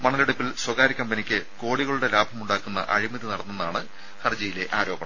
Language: Malayalam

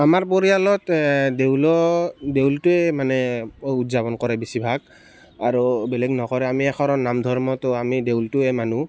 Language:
Assamese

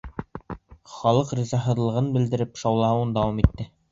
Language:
Bashkir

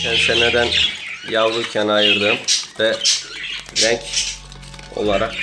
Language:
Turkish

